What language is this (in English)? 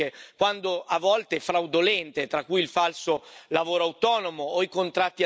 Italian